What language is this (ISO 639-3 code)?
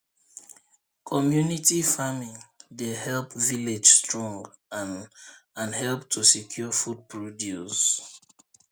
pcm